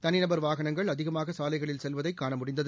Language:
Tamil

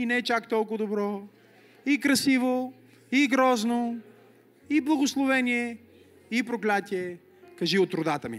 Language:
Bulgarian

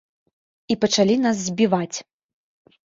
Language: Belarusian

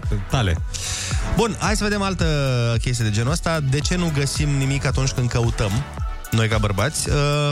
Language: Romanian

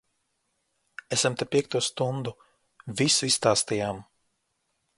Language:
Latvian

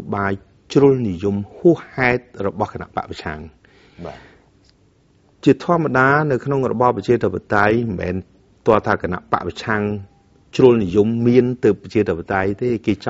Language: Thai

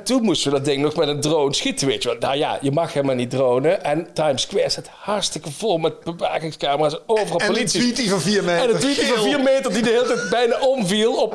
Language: Dutch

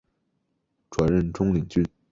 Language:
Chinese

